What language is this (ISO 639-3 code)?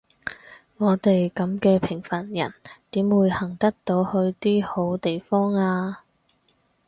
yue